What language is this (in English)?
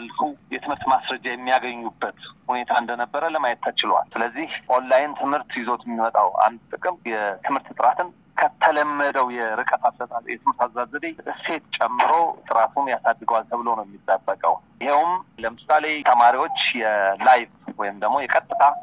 Amharic